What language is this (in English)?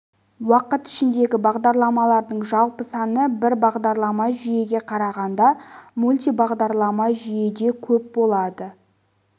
Kazakh